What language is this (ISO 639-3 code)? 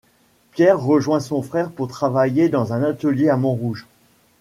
fra